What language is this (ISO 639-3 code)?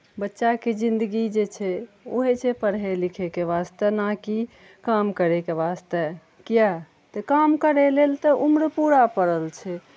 mai